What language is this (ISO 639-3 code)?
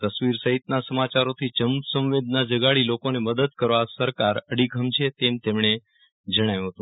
guj